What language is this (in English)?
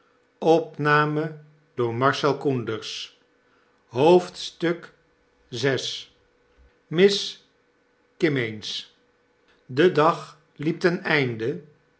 Dutch